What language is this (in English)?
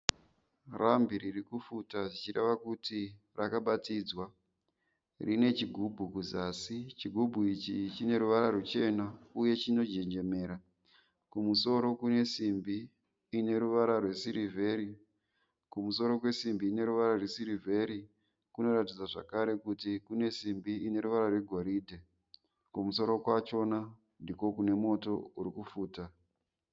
Shona